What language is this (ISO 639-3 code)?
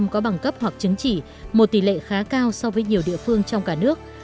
vie